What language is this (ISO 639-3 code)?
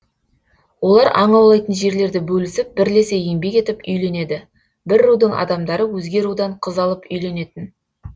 kaz